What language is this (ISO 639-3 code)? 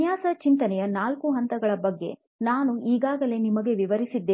kan